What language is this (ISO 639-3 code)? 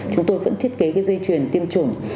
vie